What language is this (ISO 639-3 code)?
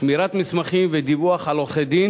heb